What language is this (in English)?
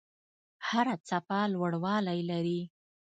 Pashto